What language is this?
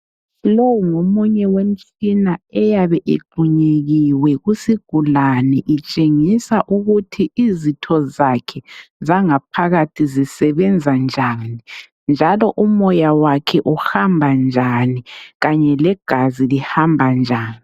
North Ndebele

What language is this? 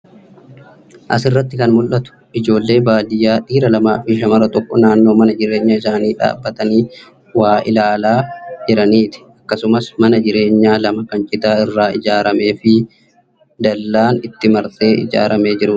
Oromo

